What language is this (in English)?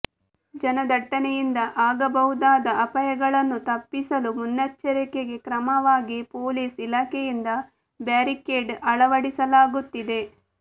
Kannada